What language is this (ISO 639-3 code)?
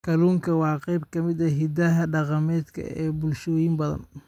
som